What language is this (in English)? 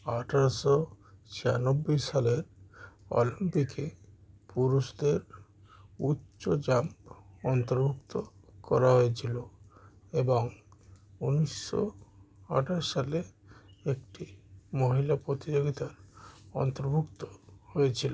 Bangla